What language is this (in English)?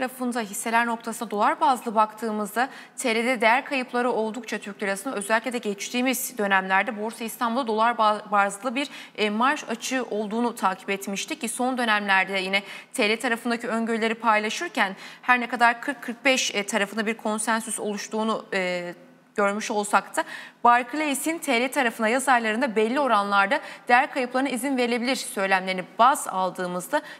Turkish